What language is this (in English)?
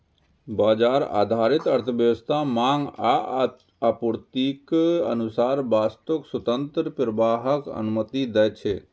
Maithili